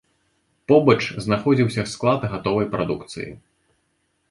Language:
Belarusian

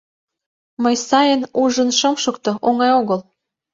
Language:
Mari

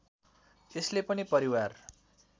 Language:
Nepali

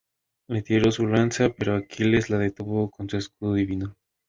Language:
Spanish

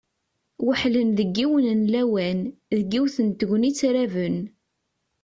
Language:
Kabyle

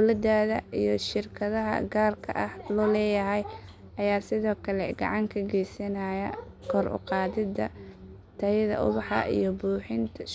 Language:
Somali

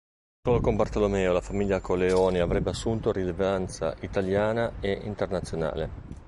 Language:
Italian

